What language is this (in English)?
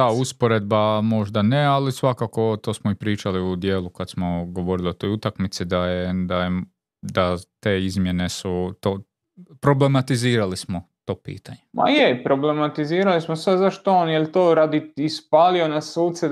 Croatian